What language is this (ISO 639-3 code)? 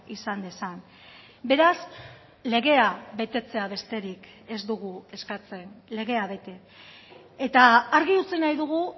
eus